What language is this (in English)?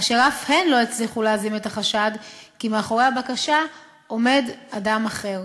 Hebrew